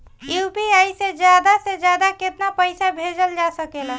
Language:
Bhojpuri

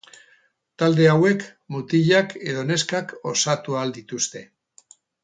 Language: Basque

